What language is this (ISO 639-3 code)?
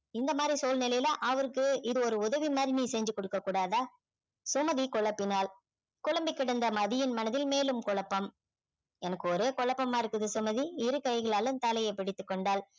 tam